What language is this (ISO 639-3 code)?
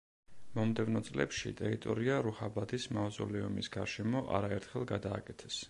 kat